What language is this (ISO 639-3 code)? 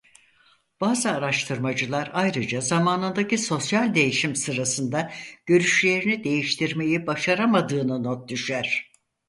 tur